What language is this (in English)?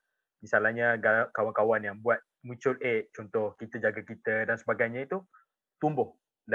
Malay